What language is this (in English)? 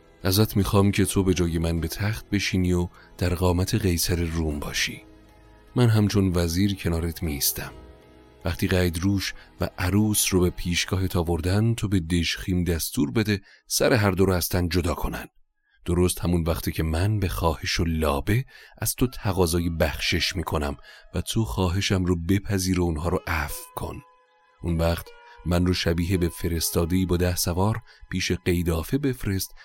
Persian